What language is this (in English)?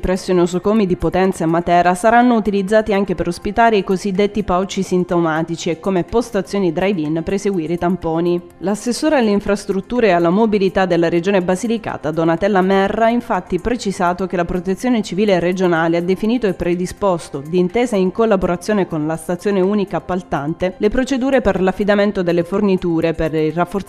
Italian